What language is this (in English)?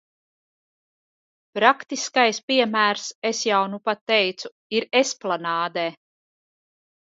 Latvian